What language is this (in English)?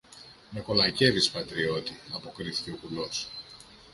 Greek